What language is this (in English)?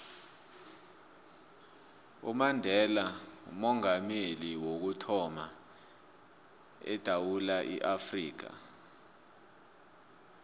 South Ndebele